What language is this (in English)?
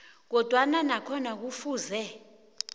South Ndebele